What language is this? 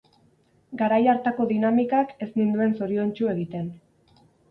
Basque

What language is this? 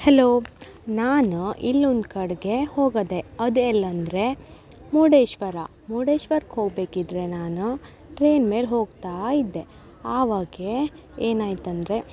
Kannada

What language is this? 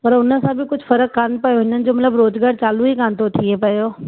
Sindhi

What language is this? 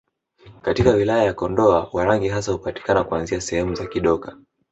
Swahili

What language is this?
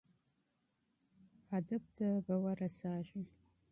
Pashto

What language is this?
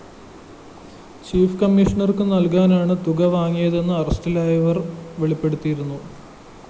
Malayalam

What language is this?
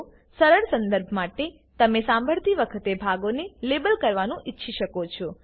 Gujarati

